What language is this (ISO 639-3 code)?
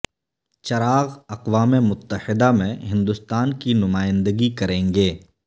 urd